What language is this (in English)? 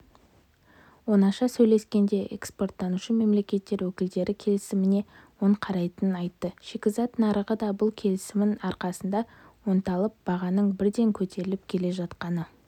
Kazakh